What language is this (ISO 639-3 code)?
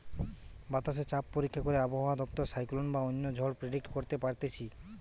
ben